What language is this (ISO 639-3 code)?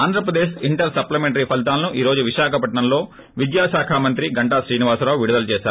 tel